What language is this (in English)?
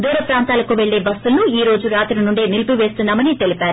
Telugu